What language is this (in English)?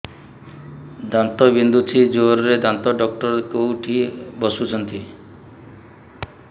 Odia